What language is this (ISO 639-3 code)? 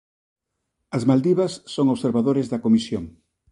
glg